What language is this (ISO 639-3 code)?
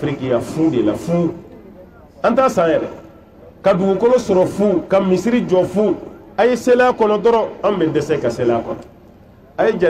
ara